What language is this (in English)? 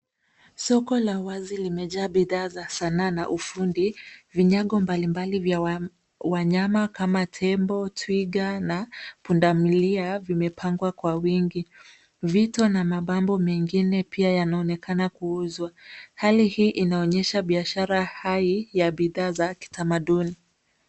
Swahili